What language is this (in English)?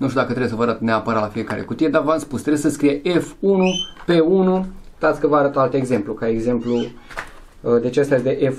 Romanian